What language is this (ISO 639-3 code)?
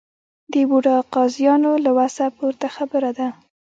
pus